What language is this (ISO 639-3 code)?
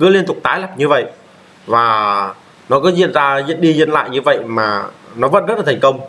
vie